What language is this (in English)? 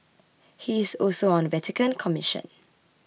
English